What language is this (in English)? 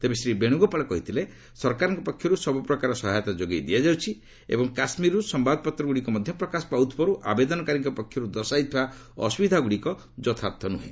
Odia